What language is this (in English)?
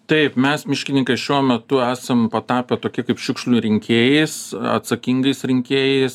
Lithuanian